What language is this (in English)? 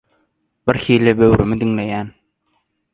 Turkmen